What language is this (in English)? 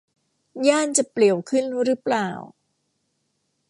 Thai